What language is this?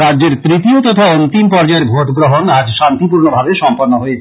Bangla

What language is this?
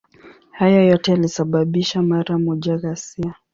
Swahili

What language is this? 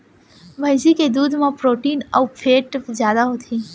Chhattisgarhi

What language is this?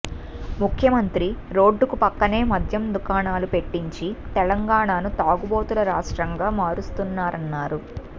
Telugu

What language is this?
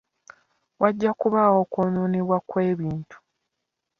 Ganda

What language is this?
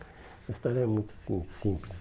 Portuguese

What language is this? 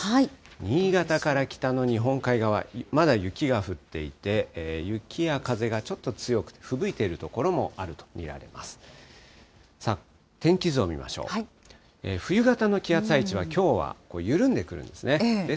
Japanese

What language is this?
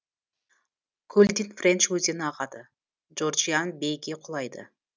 Kazakh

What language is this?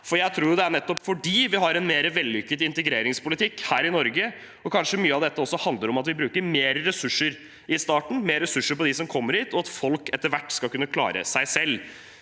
Norwegian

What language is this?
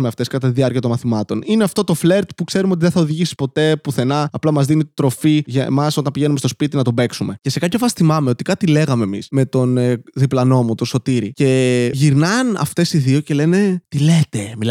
Greek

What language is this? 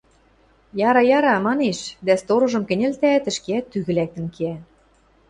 Western Mari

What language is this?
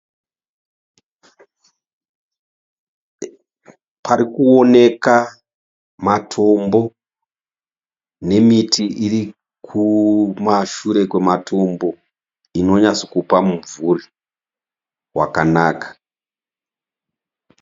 Shona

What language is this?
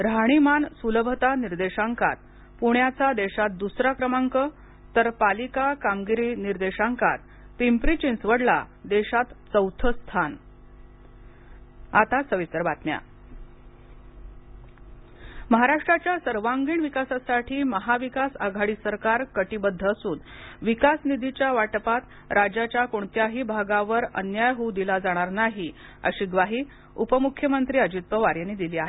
Marathi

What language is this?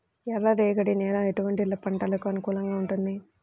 Telugu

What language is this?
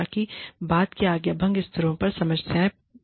Hindi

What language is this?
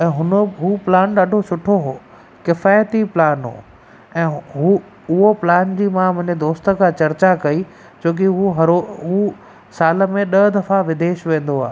Sindhi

